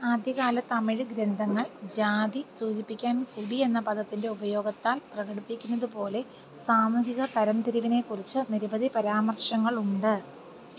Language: Malayalam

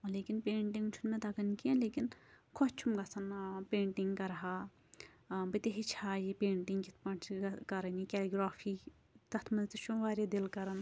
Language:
Kashmiri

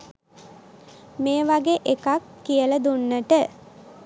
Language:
Sinhala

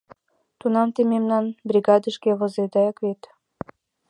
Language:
Mari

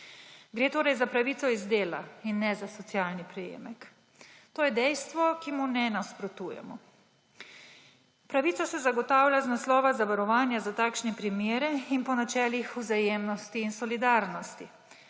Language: Slovenian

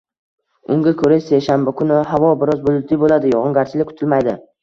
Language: Uzbek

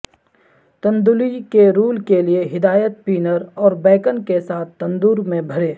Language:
Urdu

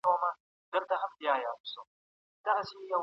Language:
Pashto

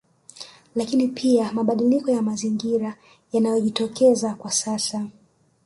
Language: Swahili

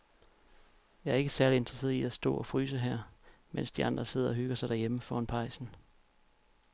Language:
Danish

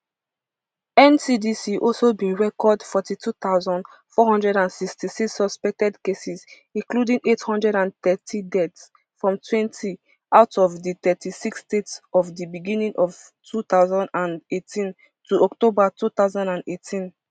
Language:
Nigerian Pidgin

